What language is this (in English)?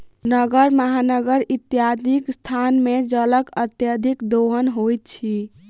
Maithili